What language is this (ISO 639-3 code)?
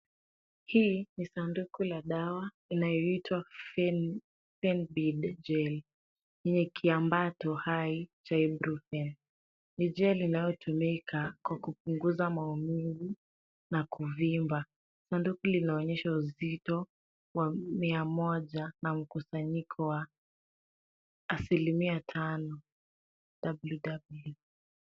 swa